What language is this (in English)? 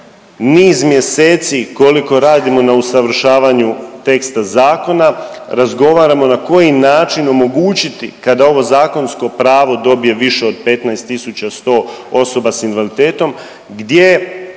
Croatian